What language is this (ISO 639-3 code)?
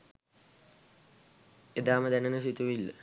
sin